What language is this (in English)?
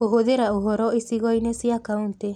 Kikuyu